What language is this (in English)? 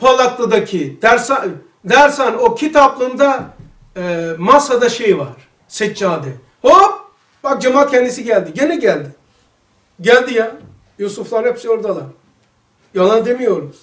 Turkish